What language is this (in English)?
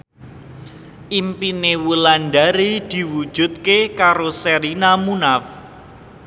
Javanese